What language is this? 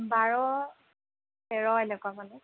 Assamese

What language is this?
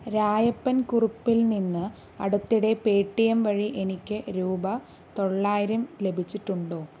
Malayalam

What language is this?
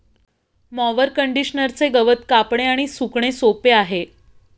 Marathi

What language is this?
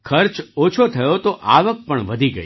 Gujarati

